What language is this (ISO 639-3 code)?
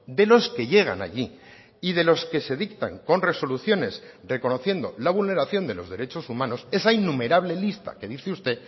spa